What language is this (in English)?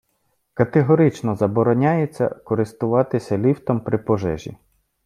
Ukrainian